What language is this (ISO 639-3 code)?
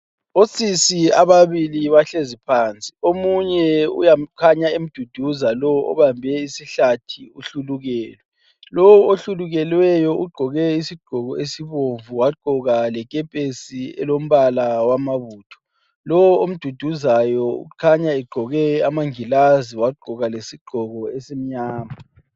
nde